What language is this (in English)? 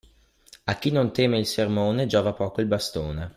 Italian